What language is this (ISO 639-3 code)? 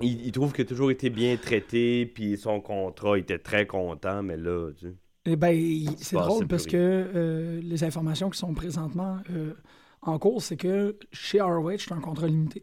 fra